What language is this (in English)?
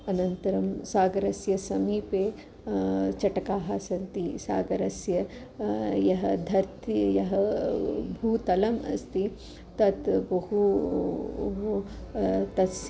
Sanskrit